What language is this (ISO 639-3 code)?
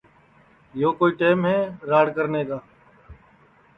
ssi